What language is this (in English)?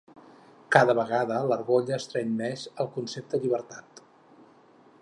Catalan